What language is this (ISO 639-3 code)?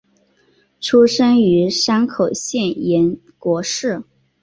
zho